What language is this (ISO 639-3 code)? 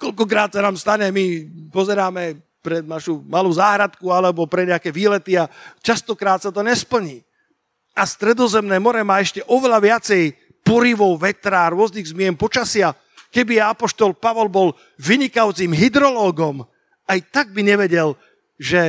slk